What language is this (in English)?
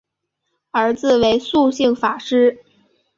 Chinese